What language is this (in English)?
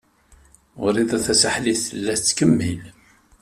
Kabyle